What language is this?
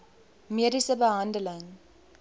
Afrikaans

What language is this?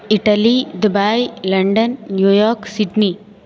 Telugu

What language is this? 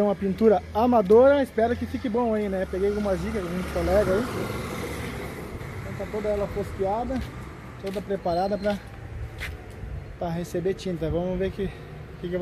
Portuguese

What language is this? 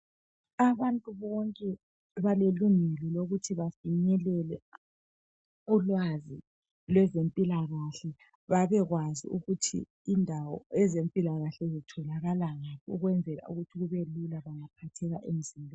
North Ndebele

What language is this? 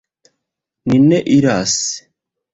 Esperanto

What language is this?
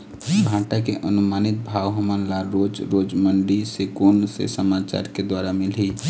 Chhattisgarhi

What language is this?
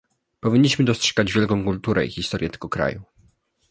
Polish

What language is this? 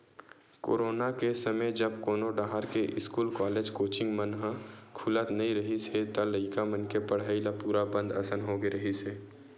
Chhattisgarhi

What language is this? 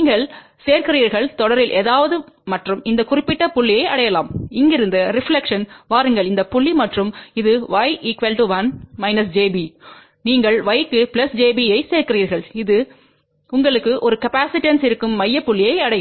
Tamil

